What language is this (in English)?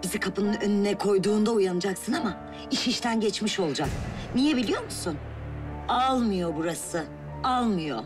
Turkish